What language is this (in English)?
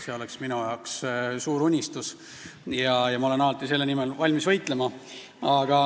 Estonian